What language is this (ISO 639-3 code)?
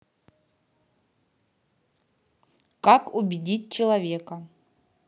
rus